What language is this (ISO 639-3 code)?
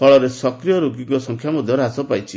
ori